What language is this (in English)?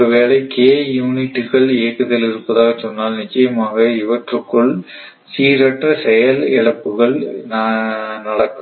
Tamil